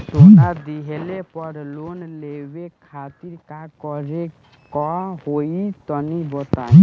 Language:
Bhojpuri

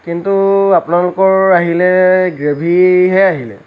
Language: Assamese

